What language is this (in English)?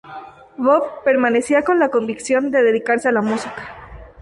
Spanish